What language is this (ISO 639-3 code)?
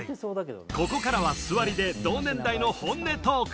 jpn